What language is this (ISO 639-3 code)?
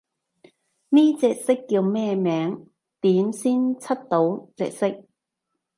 yue